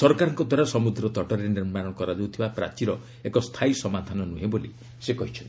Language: Odia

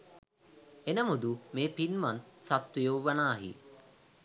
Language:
Sinhala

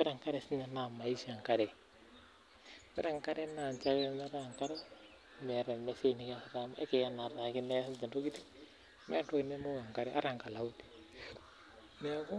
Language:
Masai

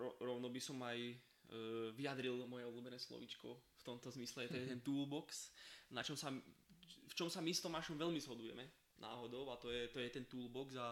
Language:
Slovak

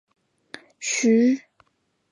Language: Chinese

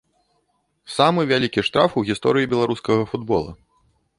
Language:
Belarusian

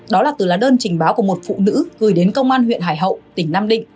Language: Vietnamese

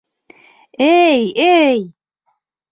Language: Bashkir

